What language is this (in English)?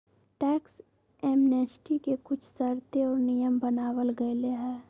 Magahi